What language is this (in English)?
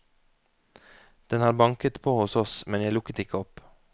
Norwegian